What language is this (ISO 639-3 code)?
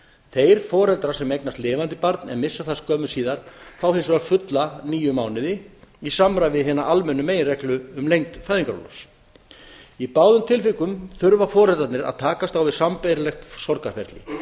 isl